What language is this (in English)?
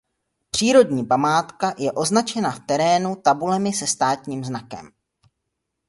Czech